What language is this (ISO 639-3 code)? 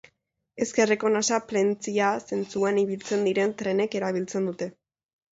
eus